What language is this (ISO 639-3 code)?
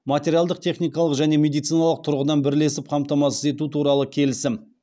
kaz